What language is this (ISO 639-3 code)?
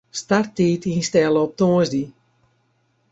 fry